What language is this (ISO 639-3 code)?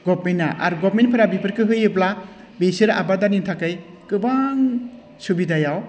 brx